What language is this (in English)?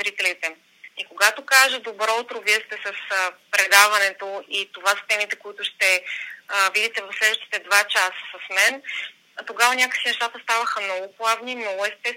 Bulgarian